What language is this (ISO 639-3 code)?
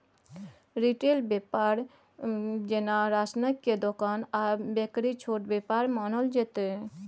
mai